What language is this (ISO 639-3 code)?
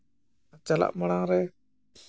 sat